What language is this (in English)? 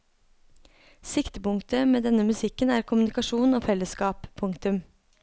Norwegian